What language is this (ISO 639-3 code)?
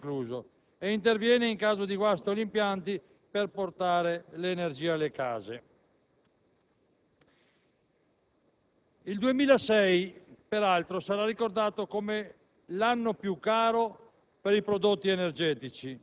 ita